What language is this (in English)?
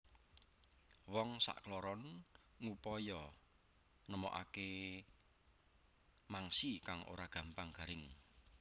Javanese